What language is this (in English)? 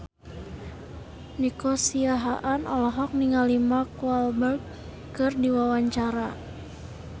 Sundanese